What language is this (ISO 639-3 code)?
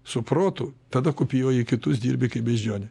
lit